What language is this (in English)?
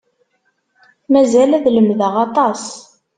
Kabyle